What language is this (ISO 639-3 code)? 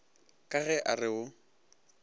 nso